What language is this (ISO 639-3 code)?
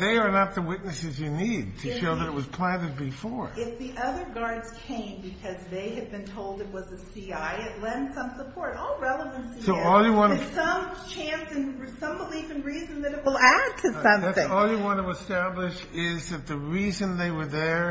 eng